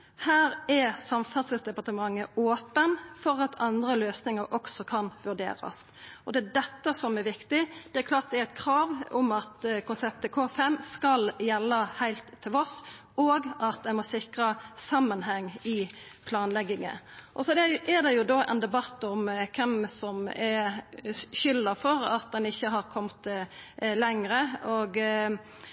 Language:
Norwegian Nynorsk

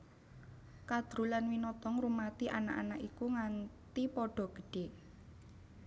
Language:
Javanese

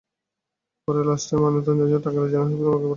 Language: Bangla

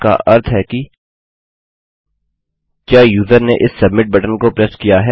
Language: Hindi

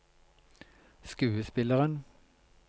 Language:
Norwegian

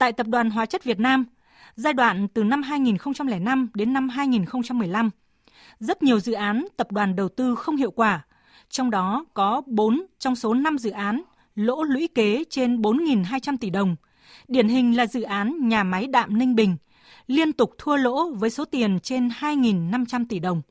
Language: Vietnamese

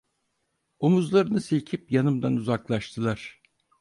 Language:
Turkish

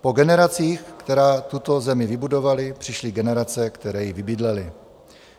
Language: Czech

